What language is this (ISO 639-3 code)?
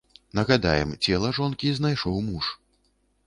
bel